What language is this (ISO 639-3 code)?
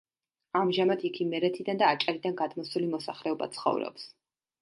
kat